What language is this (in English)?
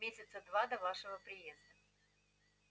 Russian